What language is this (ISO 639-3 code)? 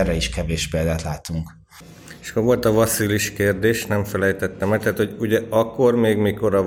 hun